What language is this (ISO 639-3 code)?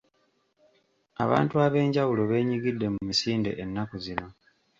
lug